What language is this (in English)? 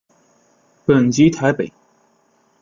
Chinese